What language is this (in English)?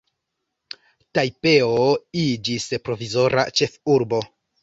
Esperanto